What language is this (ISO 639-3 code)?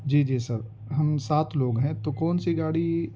urd